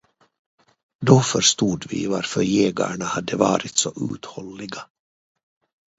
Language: Swedish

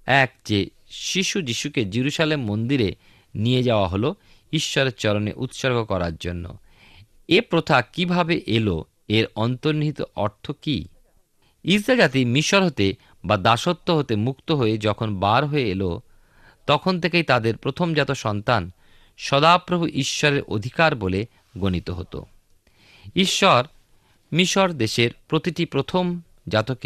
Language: Bangla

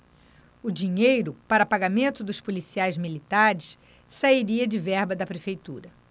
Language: Portuguese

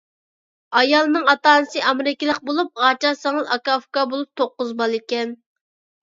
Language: Uyghur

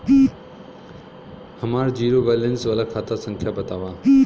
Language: Bhojpuri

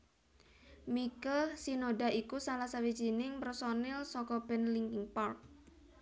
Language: Javanese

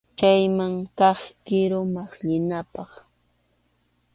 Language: Arequipa-La Unión Quechua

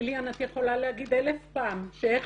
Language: Hebrew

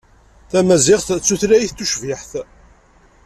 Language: Kabyle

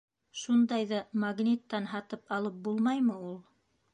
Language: Bashkir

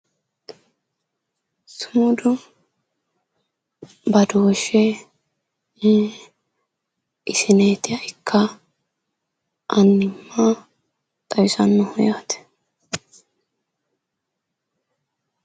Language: Sidamo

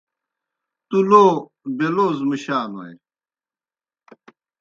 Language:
Kohistani Shina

